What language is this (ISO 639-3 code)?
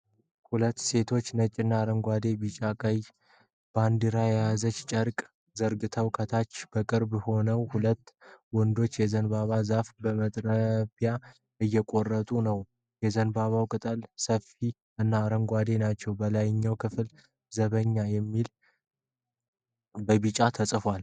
amh